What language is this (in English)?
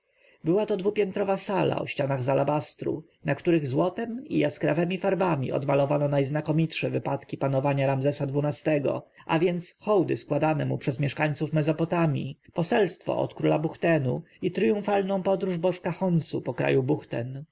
Polish